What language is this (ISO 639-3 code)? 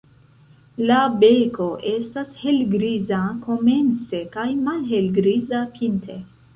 epo